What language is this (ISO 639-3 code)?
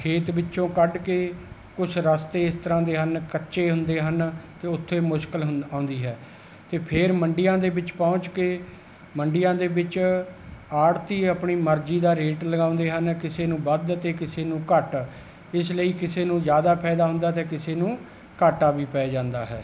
pan